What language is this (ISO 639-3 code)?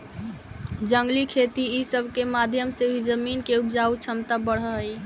mag